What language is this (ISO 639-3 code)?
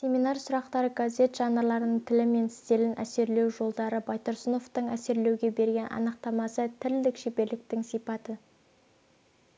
kaz